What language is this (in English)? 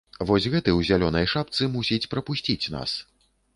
Belarusian